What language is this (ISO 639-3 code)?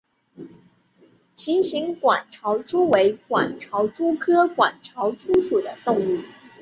zho